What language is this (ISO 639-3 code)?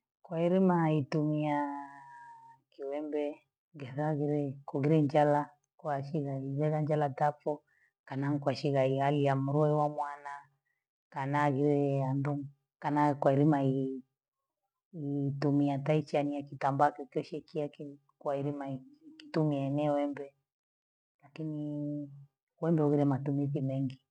gwe